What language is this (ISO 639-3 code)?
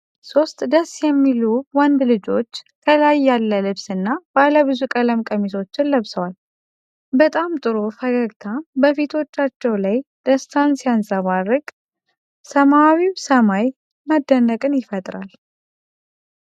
amh